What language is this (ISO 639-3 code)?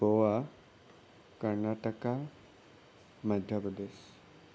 asm